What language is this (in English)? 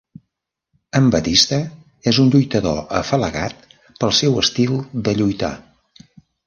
Catalan